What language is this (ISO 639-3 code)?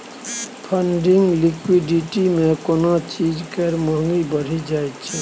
mai